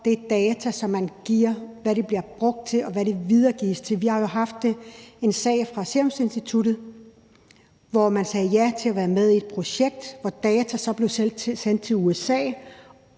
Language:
Danish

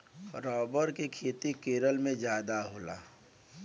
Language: Bhojpuri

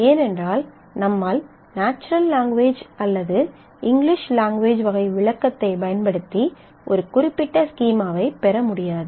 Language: Tamil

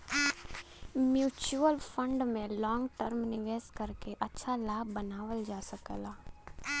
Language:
Bhojpuri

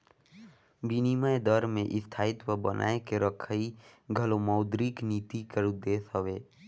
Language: Chhattisgarhi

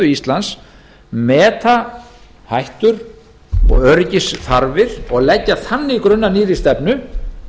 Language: Icelandic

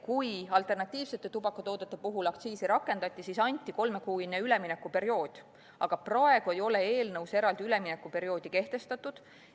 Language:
Estonian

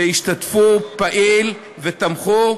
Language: Hebrew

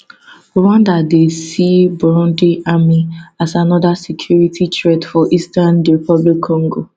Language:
Nigerian Pidgin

